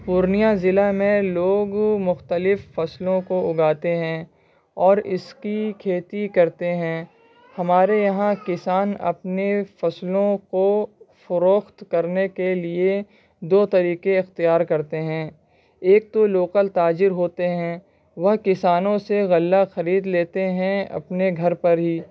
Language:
Urdu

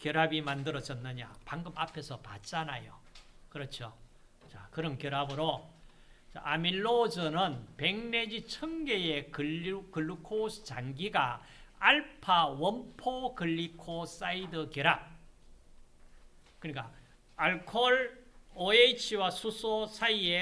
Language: Korean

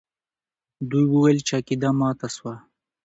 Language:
Pashto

